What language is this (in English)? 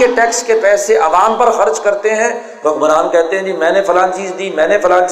Urdu